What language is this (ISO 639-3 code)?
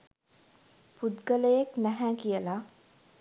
sin